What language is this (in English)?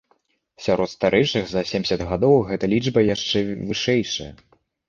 Belarusian